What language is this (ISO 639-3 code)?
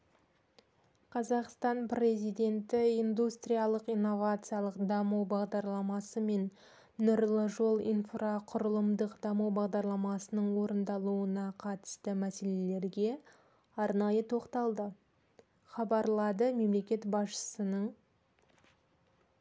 kaz